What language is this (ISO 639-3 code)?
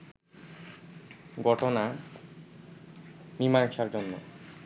ben